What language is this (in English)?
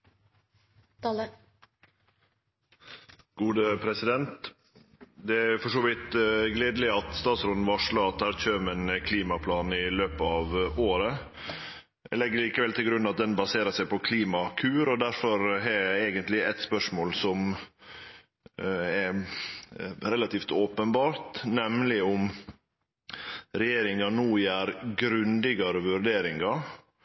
Norwegian Nynorsk